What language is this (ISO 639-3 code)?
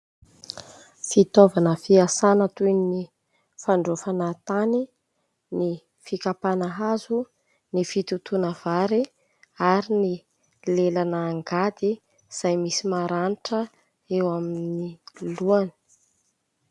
mlg